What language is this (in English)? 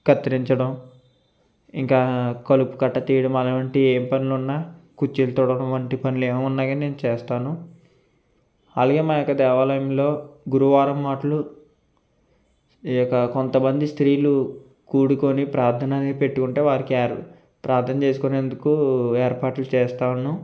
Telugu